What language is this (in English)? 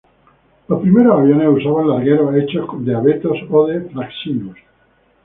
Spanish